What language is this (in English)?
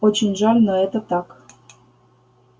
Russian